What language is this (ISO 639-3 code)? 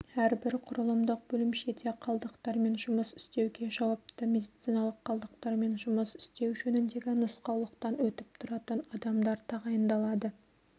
kaz